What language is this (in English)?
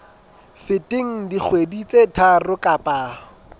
Southern Sotho